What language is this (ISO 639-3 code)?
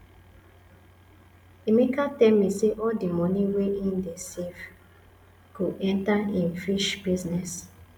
pcm